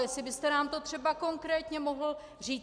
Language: Czech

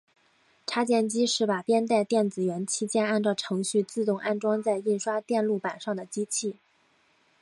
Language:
Chinese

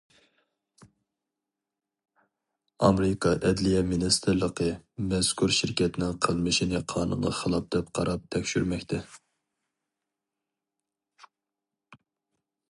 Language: Uyghur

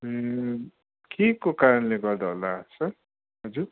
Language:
Nepali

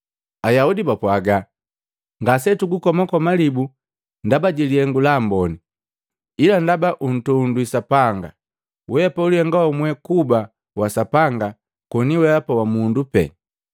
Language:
Matengo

